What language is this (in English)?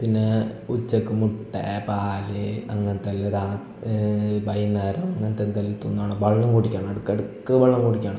Malayalam